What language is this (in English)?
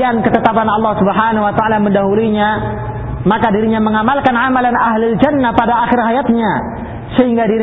Filipino